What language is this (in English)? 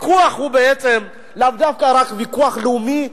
Hebrew